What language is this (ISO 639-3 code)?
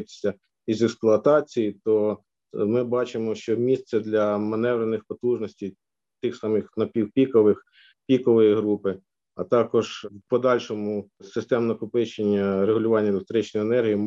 ukr